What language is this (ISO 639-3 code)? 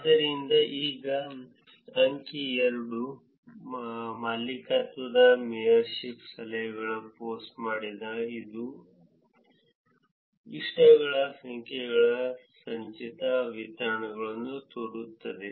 kan